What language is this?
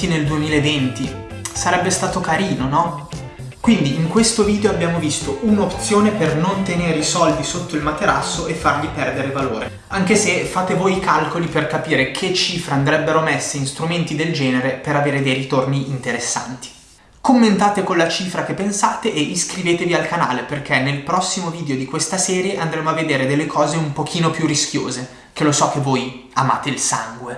Italian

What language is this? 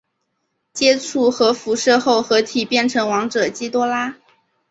Chinese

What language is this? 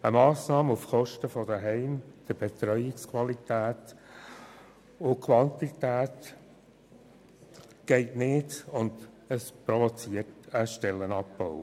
Swiss German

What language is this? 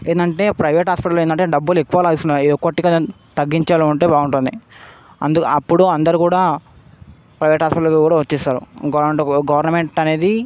Telugu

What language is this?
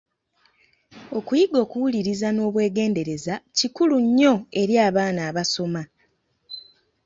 Ganda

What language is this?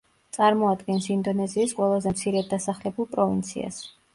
Georgian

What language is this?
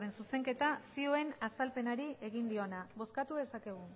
Basque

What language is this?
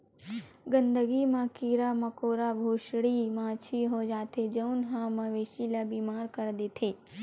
Chhattisgarhi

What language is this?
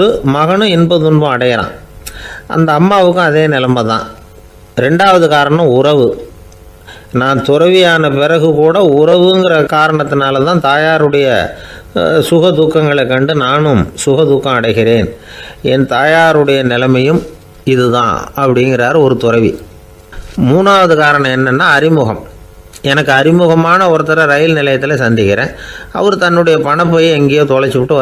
Thai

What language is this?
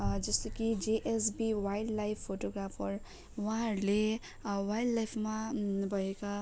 Nepali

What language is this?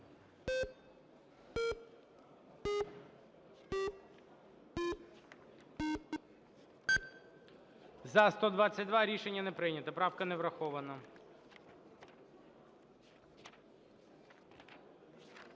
Ukrainian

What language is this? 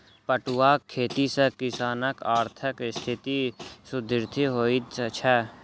Maithili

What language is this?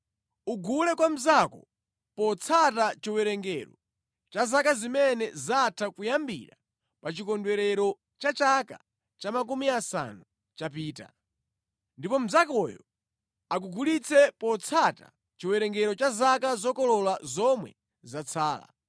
Nyanja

